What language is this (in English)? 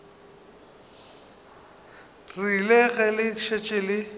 Northern Sotho